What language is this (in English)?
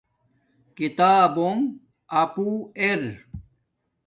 Domaaki